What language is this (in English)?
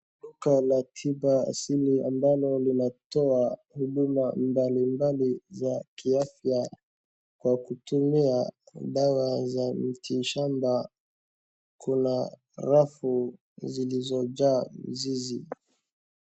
Swahili